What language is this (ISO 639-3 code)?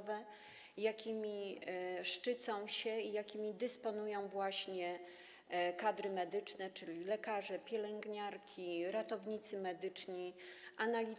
pol